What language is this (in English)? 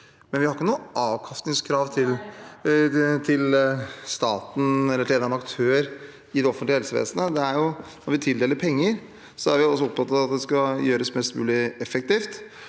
Norwegian